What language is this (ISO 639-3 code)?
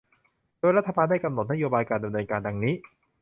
tha